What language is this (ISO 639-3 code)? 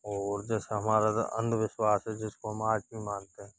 hin